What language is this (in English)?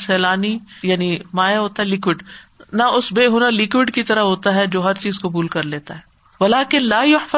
Urdu